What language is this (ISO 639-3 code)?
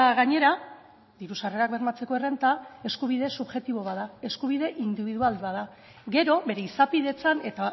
eus